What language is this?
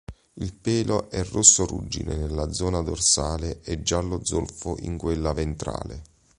Italian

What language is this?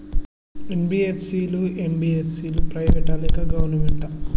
Telugu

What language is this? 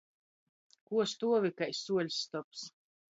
Latgalian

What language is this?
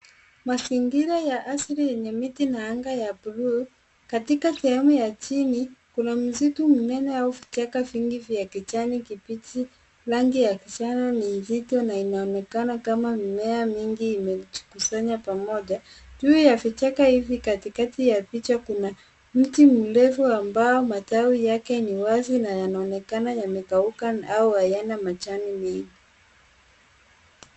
Swahili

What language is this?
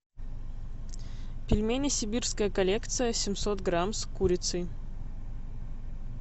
Russian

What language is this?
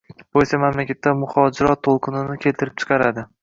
Uzbek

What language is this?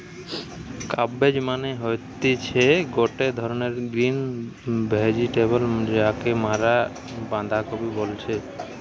Bangla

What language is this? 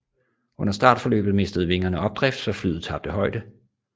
Danish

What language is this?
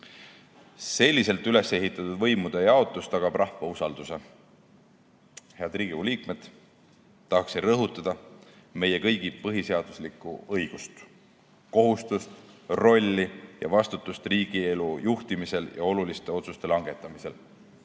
Estonian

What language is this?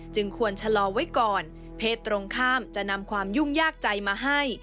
Thai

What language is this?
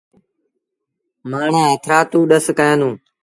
Sindhi Bhil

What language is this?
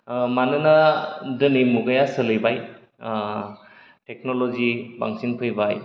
Bodo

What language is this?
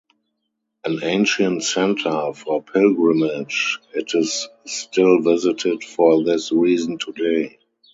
English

